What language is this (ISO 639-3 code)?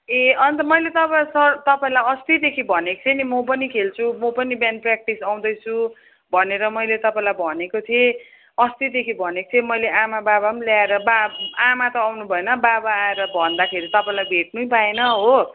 nep